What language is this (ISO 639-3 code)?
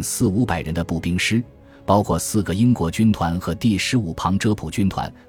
zho